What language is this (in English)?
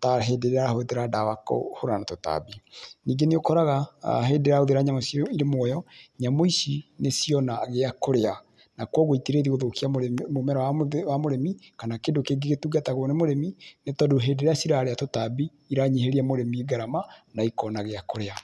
Kikuyu